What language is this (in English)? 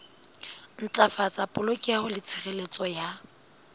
Southern Sotho